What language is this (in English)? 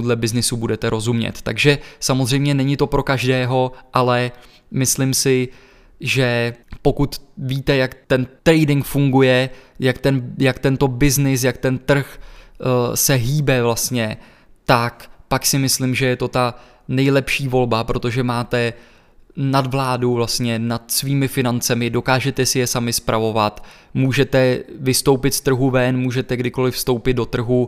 Czech